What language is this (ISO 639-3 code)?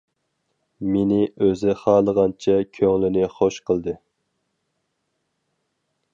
uig